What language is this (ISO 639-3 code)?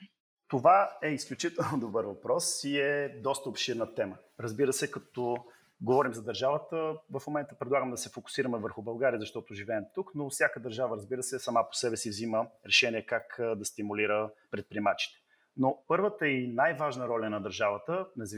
bul